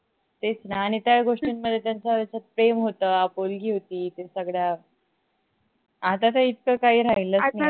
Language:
Marathi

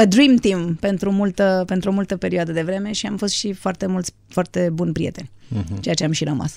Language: Romanian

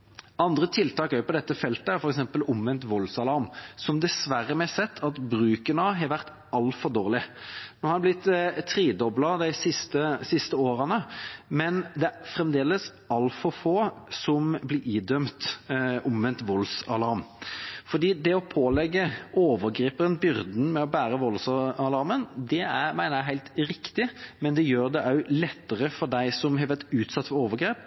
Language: Norwegian Bokmål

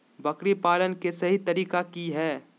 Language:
Magahi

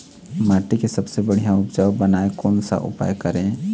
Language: Chhattisgarhi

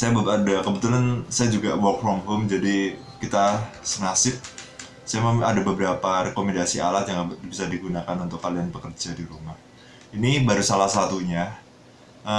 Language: Indonesian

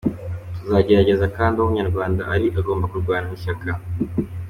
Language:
Kinyarwanda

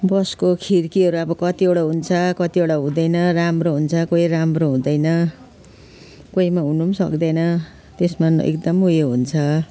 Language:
Nepali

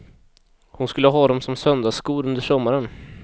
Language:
Swedish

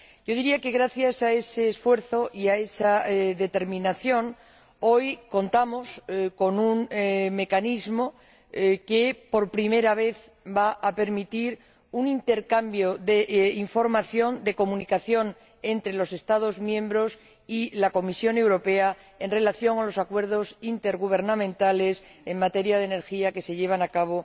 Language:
Spanish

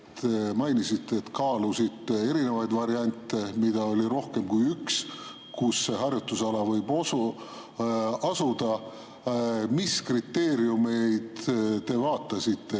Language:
Estonian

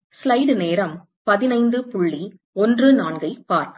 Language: Tamil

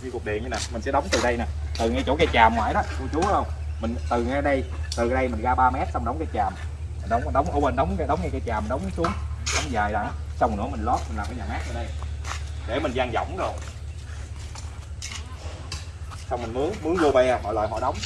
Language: Vietnamese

